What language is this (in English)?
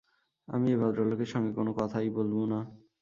Bangla